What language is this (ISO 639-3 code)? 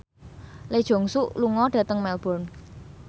jav